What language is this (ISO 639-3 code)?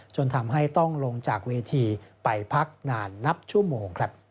tha